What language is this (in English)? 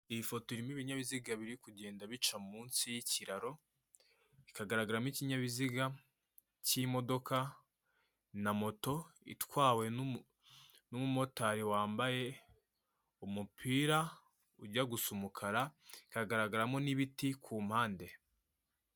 Kinyarwanda